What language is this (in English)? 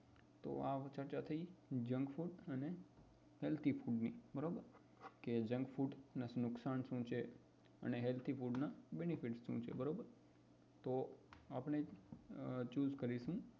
Gujarati